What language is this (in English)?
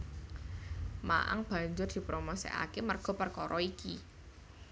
Javanese